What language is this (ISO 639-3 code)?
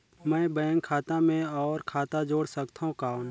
hne